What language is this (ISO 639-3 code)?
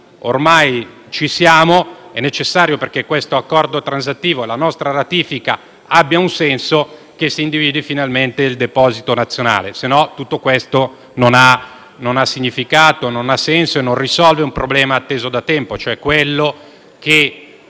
ita